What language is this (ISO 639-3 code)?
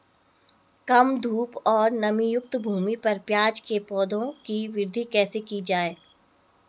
hin